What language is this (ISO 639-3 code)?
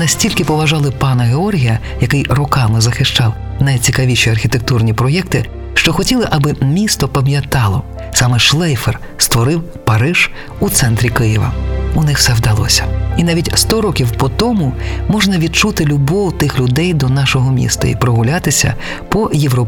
ukr